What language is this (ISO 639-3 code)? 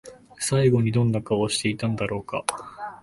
jpn